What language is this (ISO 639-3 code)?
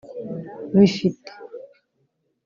kin